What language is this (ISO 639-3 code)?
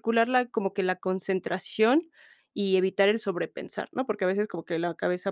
spa